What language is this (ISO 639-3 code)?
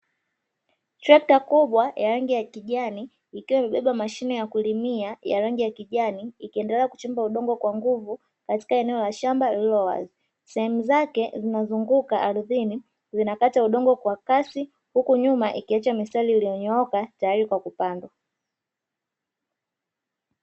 swa